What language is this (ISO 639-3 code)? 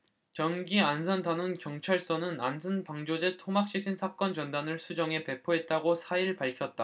kor